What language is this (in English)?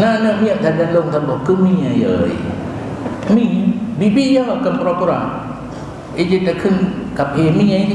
Malay